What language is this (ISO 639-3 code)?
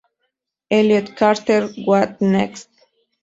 spa